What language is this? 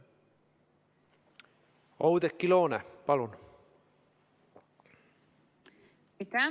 Estonian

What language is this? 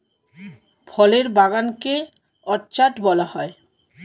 Bangla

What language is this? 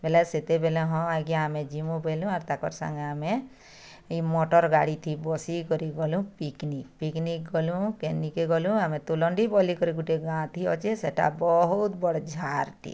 Odia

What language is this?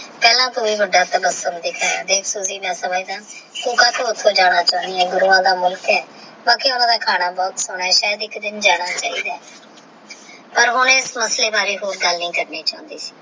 Punjabi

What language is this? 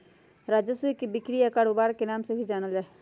Magahi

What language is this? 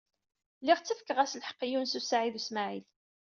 Kabyle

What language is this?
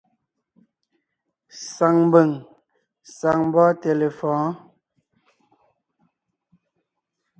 Ngiemboon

